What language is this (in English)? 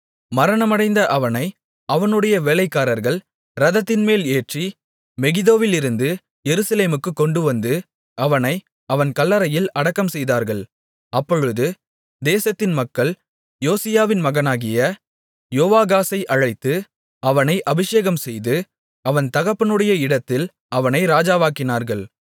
Tamil